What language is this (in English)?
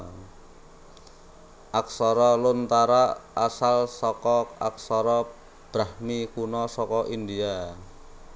Javanese